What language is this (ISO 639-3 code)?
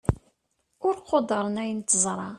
kab